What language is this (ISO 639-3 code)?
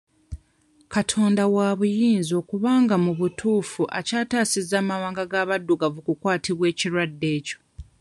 lug